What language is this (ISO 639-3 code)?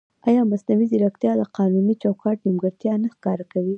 pus